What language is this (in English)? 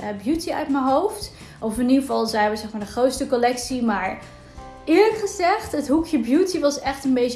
Dutch